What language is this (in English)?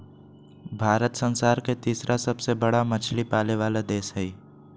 Magahi